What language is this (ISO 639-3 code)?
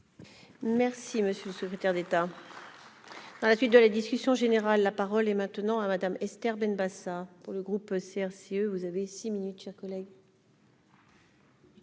fra